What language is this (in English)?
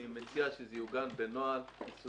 Hebrew